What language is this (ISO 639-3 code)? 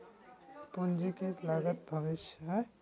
mag